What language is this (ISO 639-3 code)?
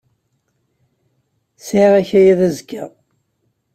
kab